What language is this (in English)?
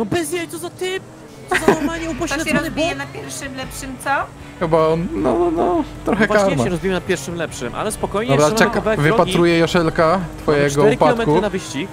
Polish